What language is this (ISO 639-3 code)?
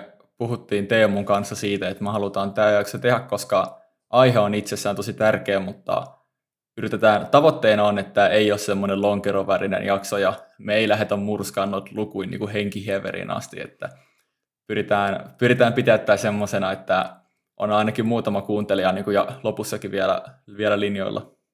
fin